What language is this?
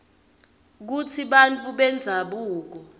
Swati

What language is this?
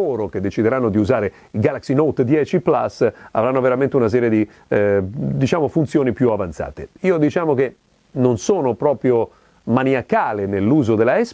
Italian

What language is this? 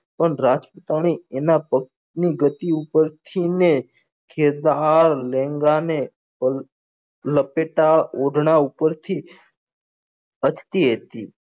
Gujarati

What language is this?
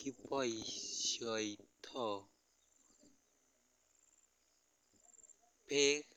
Kalenjin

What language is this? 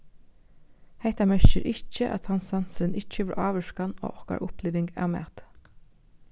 Faroese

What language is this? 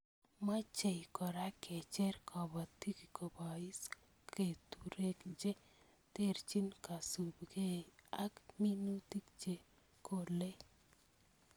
Kalenjin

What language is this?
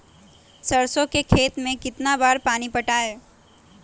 Magahi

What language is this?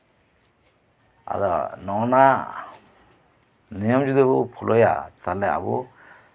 Santali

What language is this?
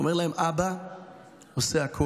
Hebrew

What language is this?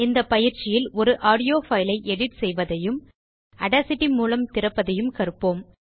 Tamil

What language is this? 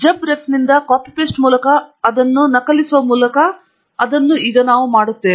Kannada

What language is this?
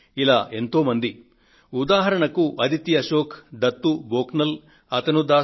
Telugu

